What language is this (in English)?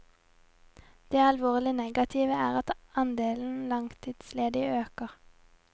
Norwegian